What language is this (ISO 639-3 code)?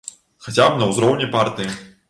bel